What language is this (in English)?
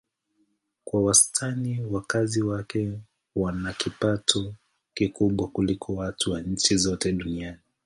Swahili